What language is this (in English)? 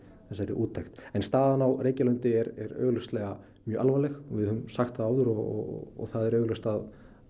Icelandic